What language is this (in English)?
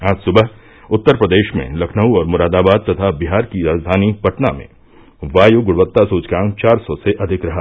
Hindi